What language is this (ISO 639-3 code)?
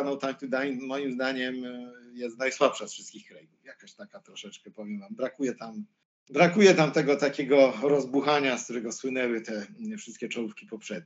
pol